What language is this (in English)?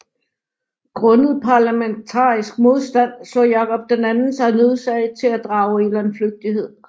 Danish